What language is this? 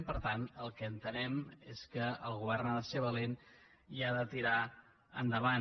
Catalan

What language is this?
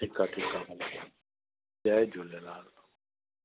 Sindhi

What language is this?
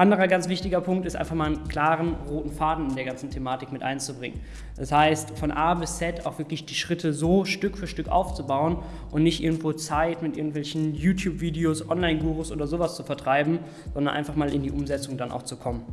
German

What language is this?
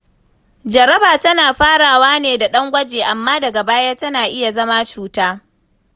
Hausa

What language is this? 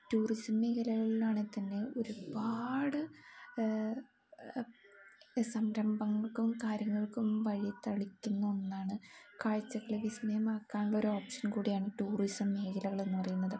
Malayalam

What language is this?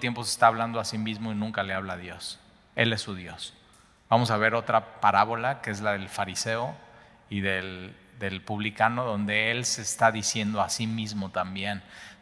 Spanish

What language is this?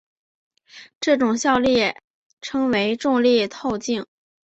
Chinese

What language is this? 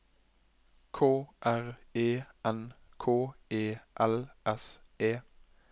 Norwegian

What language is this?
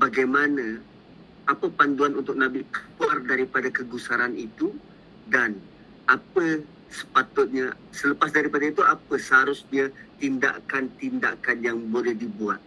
Malay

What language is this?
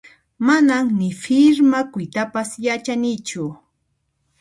Puno Quechua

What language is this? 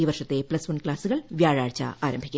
Malayalam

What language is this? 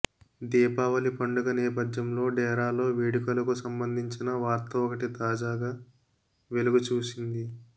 Telugu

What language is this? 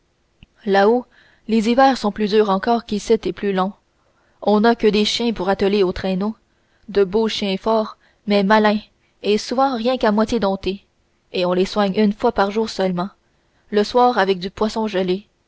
French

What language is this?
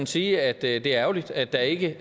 Danish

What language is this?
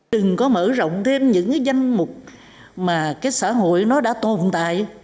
Vietnamese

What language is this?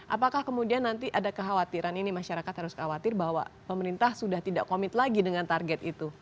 Indonesian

